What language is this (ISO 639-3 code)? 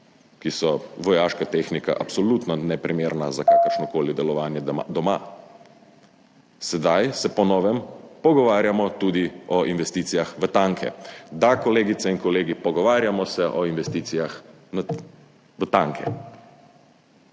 slv